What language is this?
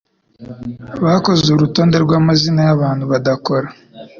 Kinyarwanda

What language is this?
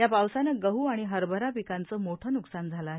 Marathi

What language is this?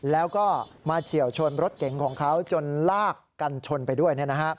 Thai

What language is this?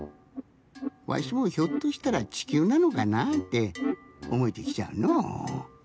Japanese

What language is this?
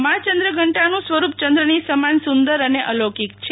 Gujarati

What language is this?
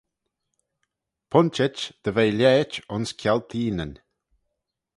Manx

